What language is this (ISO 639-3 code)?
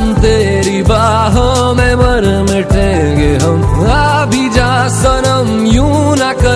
ron